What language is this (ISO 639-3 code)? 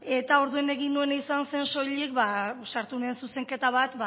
eus